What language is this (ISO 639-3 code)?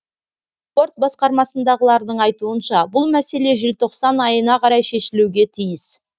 kaz